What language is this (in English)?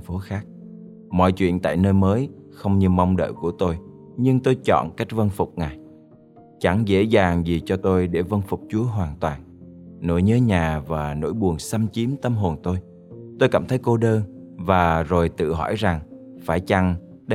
Vietnamese